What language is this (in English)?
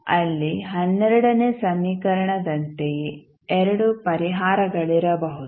Kannada